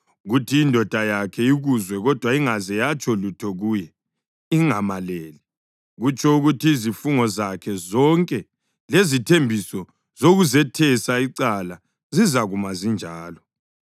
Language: North Ndebele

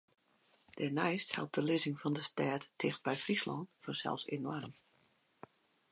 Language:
Western Frisian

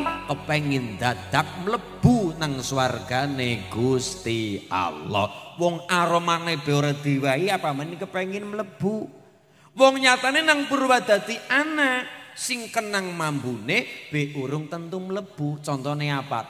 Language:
Indonesian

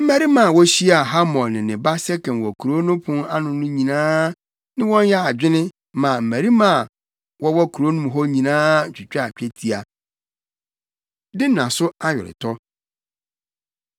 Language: Akan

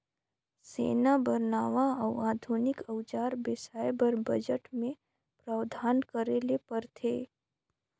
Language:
Chhattisgarhi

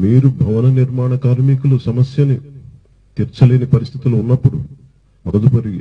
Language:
Telugu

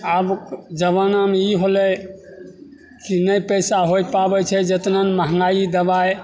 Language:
Maithili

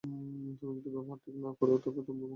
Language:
Bangla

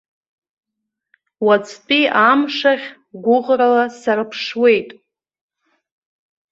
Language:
Abkhazian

